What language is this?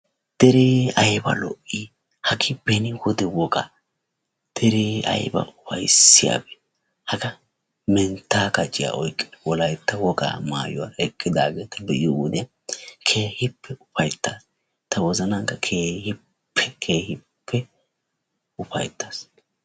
Wolaytta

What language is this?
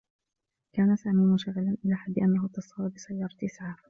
Arabic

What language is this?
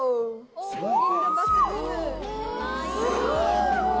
Japanese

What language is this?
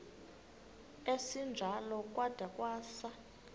Xhosa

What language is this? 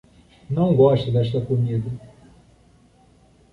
Portuguese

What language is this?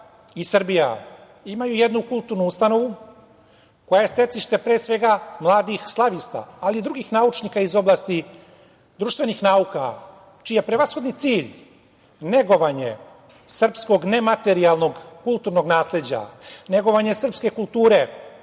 Serbian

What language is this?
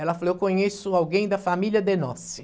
Portuguese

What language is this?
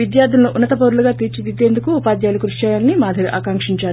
Telugu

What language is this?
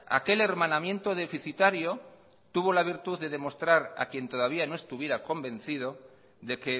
Spanish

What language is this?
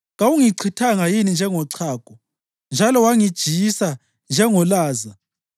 North Ndebele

